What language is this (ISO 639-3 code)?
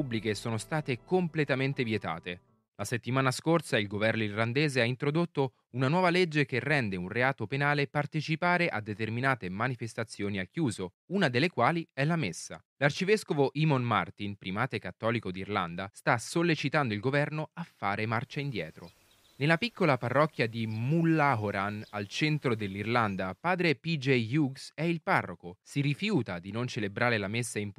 ita